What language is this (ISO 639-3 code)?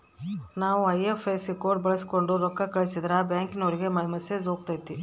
kan